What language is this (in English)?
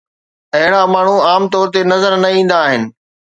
Sindhi